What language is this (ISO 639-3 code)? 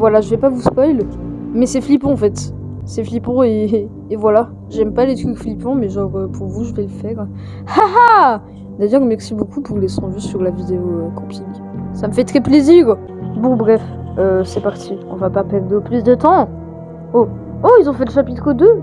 fra